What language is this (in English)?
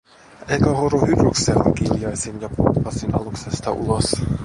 Finnish